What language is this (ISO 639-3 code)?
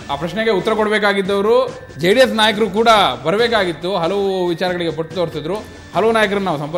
kan